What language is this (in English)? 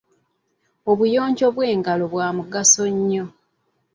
Ganda